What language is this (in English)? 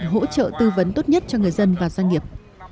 Vietnamese